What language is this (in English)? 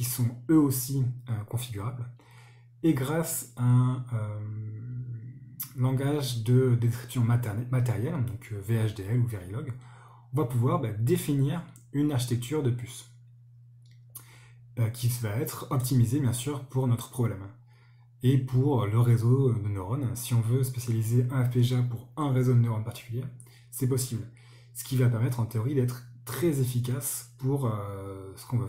French